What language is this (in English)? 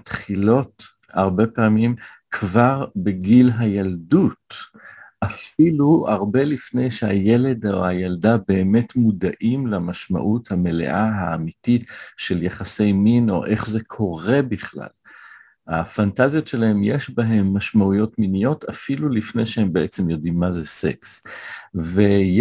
Hebrew